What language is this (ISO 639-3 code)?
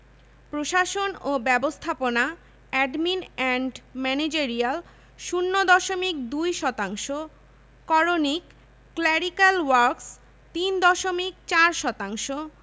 ben